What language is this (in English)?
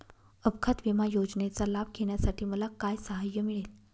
Marathi